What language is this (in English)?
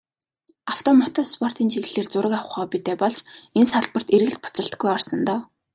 Mongolian